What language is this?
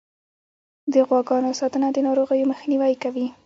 Pashto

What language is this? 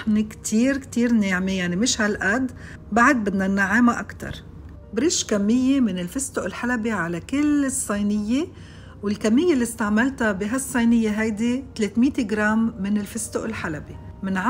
Arabic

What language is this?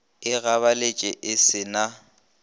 Northern Sotho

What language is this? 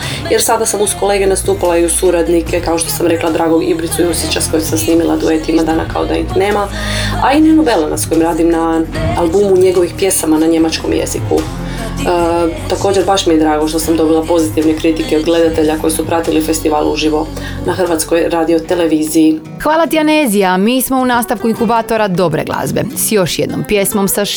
Croatian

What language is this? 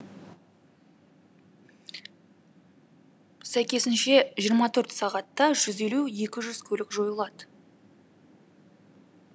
Kazakh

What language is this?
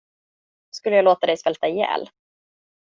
Swedish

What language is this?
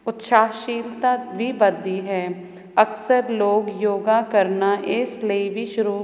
Punjabi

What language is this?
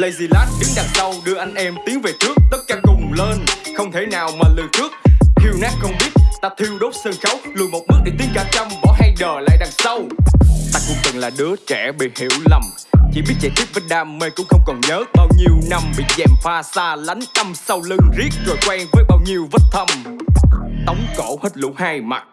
Vietnamese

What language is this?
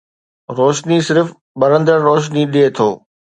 Sindhi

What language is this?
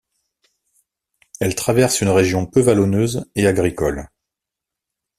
French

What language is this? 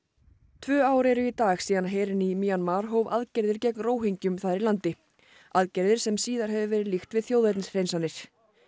Icelandic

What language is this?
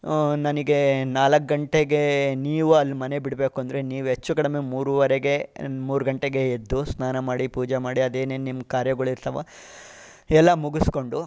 Kannada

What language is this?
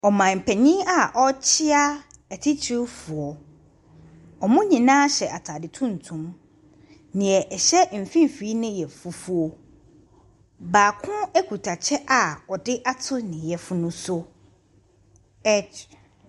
Akan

